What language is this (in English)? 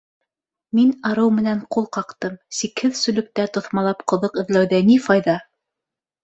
Bashkir